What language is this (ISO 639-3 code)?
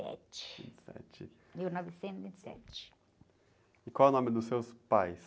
por